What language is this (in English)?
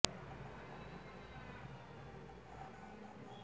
Bangla